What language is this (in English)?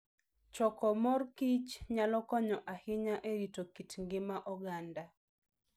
Luo (Kenya and Tanzania)